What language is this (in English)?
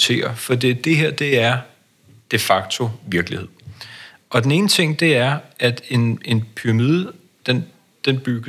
Danish